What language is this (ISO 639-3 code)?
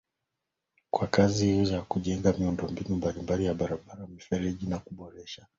swa